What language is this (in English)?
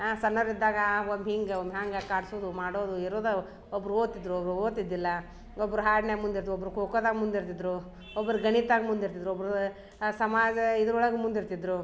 Kannada